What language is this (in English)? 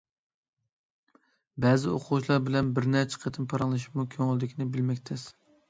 Uyghur